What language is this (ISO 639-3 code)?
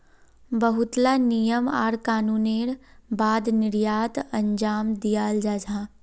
mag